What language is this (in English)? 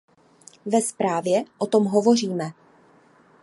Czech